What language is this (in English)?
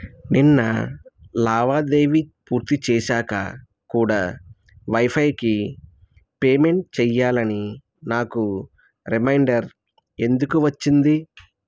Telugu